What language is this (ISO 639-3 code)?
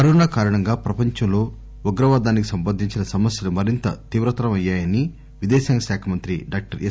tel